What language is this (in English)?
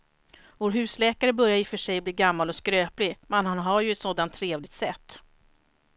Swedish